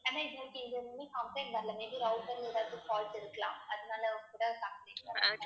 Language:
Tamil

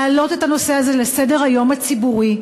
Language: Hebrew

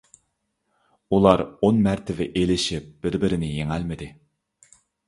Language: Uyghur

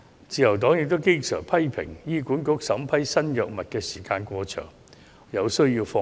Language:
Cantonese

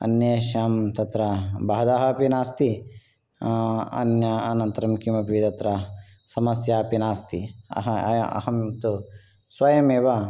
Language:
Sanskrit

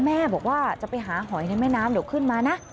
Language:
Thai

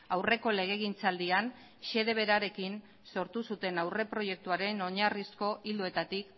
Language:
Basque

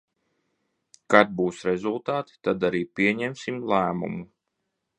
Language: Latvian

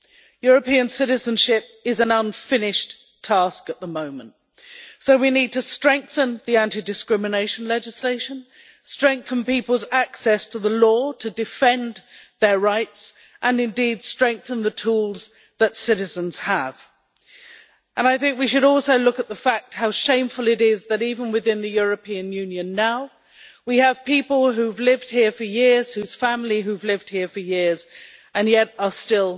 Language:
English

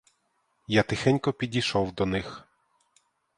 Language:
Ukrainian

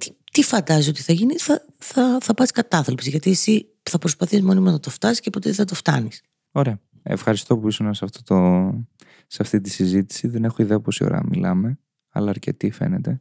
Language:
Greek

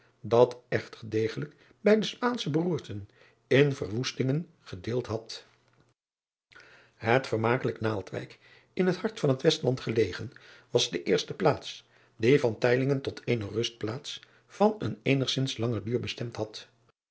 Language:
Dutch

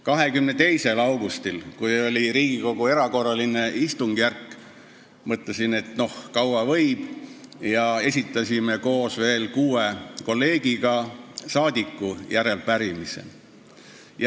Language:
Estonian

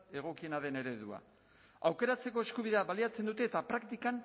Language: Basque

